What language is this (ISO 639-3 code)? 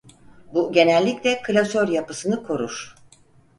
tur